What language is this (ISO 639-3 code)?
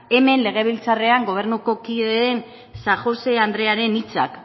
eus